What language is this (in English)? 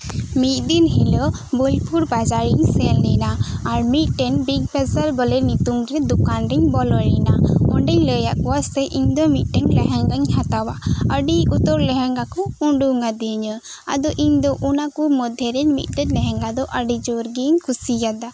Santali